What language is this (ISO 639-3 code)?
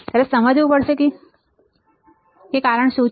guj